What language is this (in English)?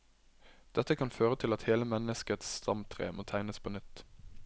Norwegian